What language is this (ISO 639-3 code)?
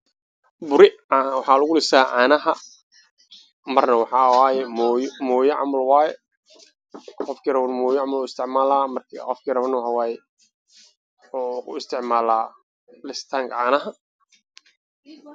som